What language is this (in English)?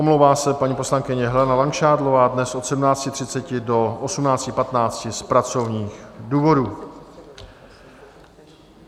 Czech